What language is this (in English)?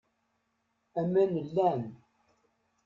Kabyle